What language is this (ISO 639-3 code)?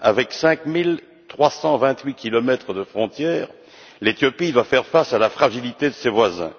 fra